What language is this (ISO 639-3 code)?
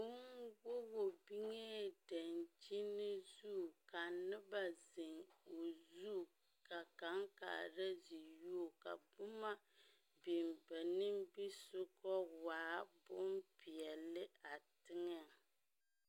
dga